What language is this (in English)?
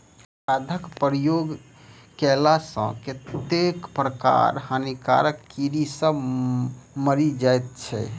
Maithili